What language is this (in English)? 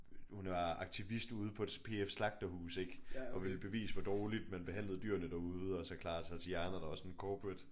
Danish